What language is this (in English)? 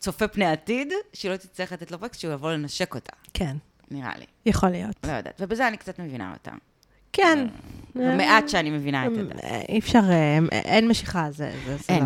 Hebrew